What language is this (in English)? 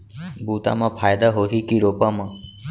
Chhattisgarhi